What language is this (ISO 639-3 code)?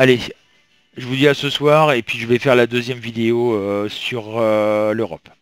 fra